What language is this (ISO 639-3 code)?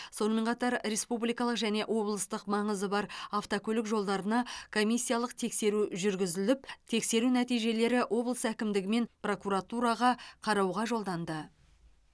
kaz